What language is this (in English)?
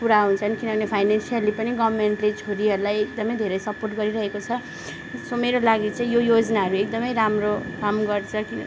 Nepali